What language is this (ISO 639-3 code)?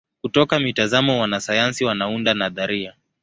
swa